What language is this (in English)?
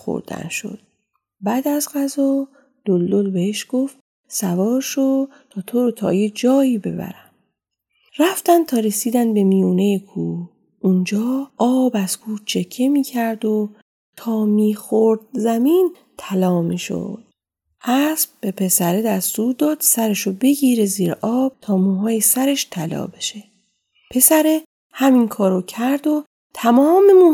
Persian